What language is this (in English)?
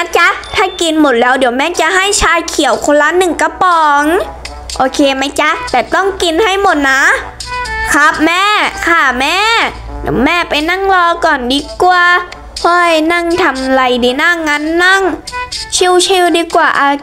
Thai